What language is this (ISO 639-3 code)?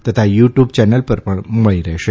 guj